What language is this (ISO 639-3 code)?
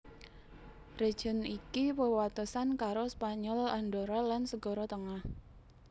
jav